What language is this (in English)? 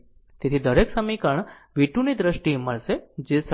Gujarati